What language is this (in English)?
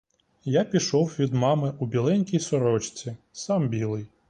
Ukrainian